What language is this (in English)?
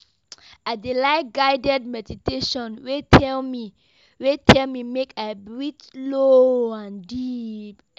Nigerian Pidgin